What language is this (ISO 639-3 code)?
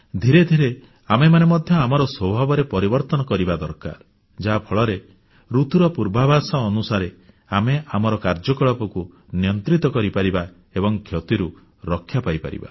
ori